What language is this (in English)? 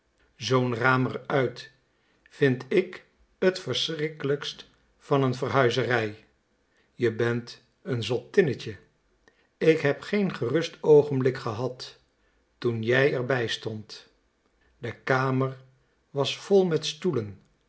Dutch